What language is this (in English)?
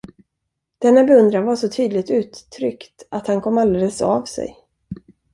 Swedish